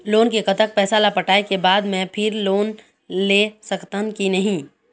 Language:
Chhattisgarhi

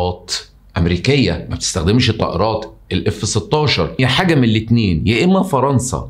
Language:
Arabic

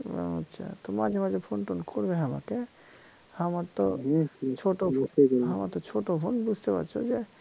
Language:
Bangla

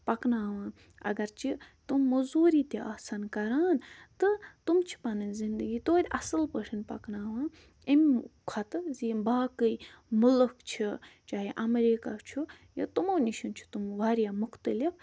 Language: Kashmiri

